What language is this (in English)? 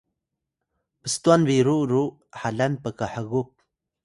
Atayal